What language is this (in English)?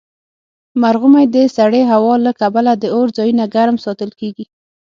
Pashto